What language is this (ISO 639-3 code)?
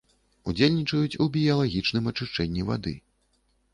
bel